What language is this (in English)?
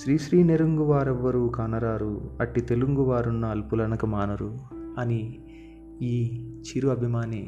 Telugu